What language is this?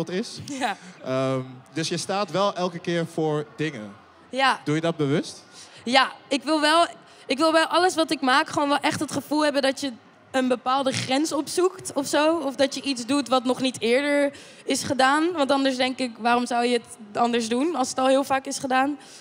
Dutch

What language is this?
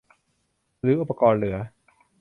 Thai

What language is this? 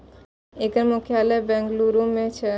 Maithili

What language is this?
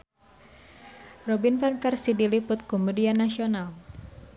Sundanese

